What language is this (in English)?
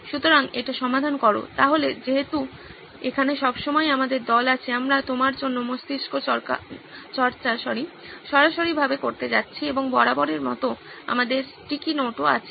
Bangla